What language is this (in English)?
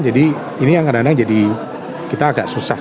Indonesian